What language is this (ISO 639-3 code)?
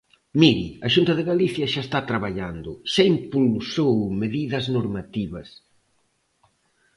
glg